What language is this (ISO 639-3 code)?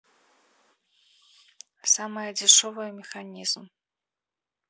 rus